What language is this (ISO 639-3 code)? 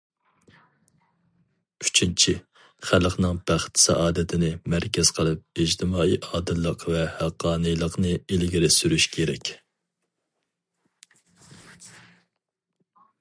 uig